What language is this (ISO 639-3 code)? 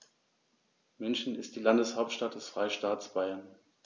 deu